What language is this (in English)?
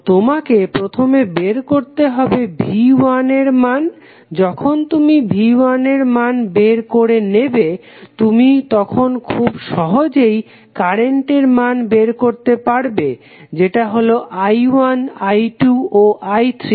Bangla